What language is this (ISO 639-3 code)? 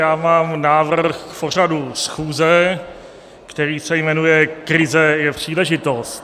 ces